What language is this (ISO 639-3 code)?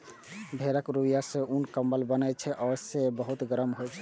mai